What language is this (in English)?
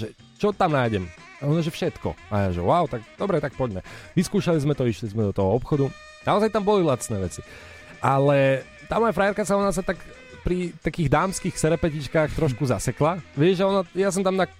Slovak